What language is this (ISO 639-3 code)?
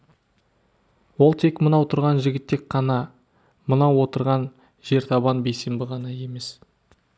kaz